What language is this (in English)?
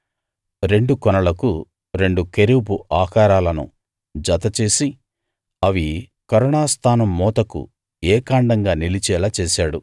Telugu